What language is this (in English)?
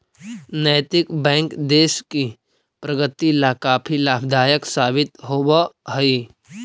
Magahi